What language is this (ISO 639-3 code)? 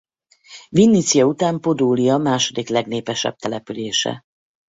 hun